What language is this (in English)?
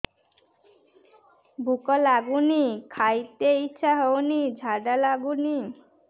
Odia